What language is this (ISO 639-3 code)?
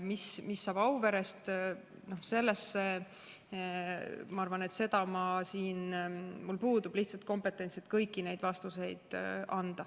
est